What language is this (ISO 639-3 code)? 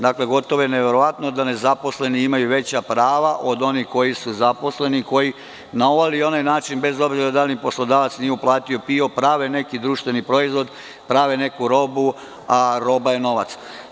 srp